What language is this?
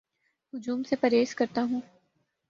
Urdu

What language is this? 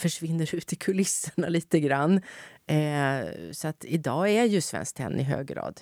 Swedish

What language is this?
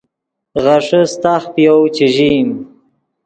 Yidgha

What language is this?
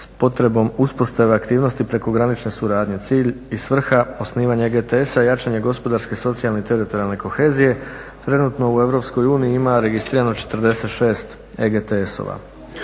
Croatian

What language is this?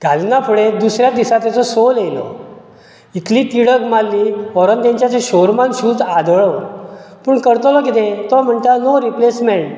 Konkani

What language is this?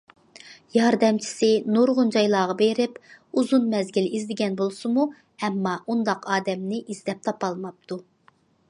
Uyghur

